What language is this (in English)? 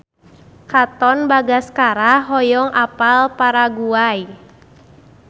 Sundanese